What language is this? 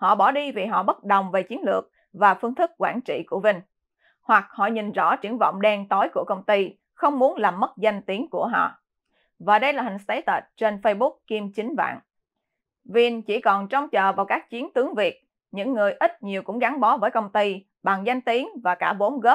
Vietnamese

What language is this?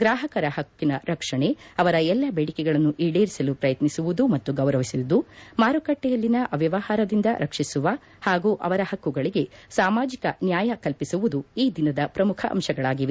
Kannada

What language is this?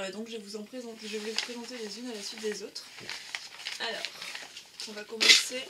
French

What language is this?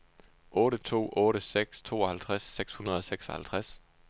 Danish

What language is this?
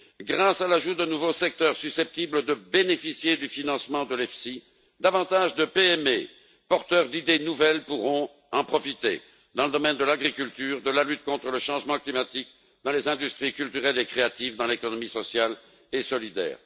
French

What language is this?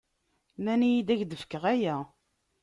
Kabyle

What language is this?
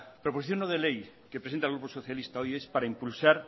Spanish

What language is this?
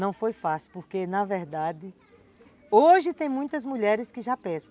Portuguese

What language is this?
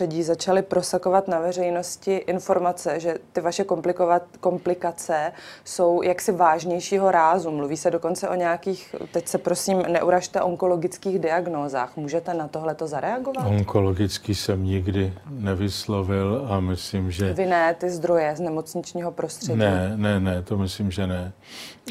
Czech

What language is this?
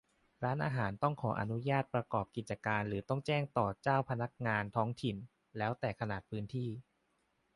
Thai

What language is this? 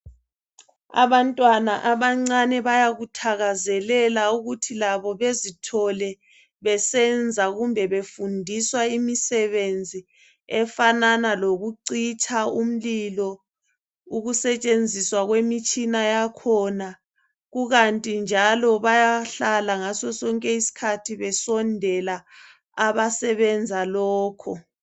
North Ndebele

